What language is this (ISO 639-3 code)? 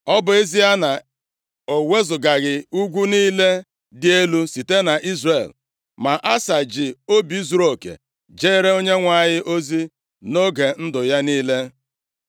ibo